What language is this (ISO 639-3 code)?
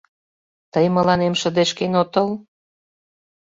chm